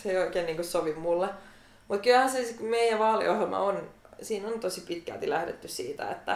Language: Finnish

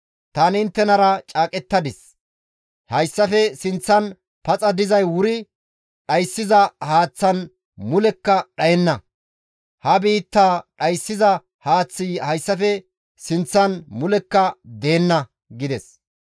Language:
Gamo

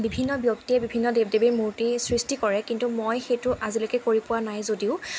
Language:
Assamese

